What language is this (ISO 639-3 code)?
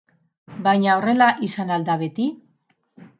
eus